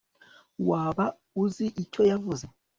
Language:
Kinyarwanda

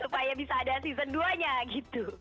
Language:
Indonesian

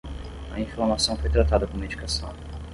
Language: Portuguese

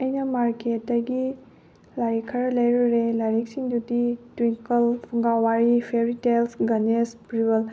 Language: Manipuri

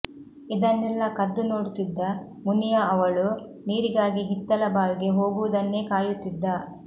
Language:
Kannada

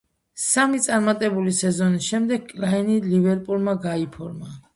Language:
Georgian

